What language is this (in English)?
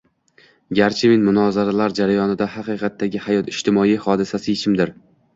Uzbek